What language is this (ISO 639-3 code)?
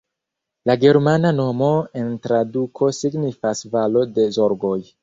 epo